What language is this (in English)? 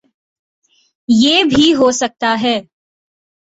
Urdu